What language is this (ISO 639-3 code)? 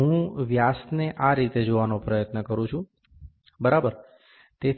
guj